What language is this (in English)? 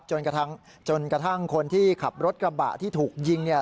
Thai